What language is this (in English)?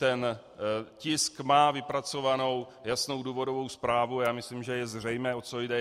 Czech